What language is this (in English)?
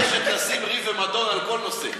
Hebrew